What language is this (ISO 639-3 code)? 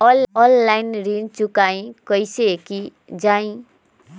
mag